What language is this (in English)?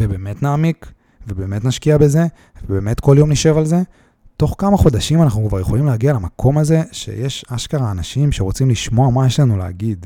Hebrew